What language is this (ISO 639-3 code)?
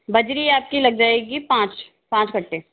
hin